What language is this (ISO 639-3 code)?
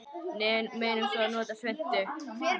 isl